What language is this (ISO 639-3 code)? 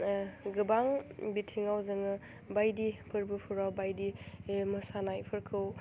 brx